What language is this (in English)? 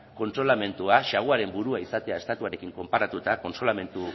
Basque